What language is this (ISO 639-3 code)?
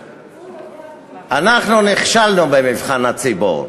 heb